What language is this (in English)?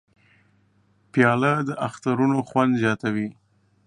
Pashto